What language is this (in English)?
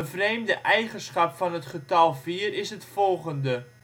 Dutch